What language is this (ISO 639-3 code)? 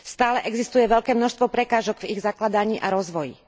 slk